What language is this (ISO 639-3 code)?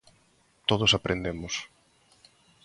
glg